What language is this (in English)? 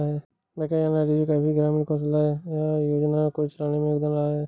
Hindi